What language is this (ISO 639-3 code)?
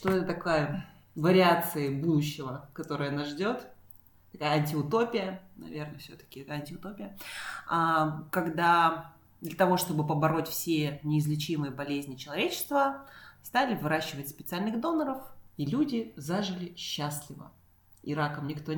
rus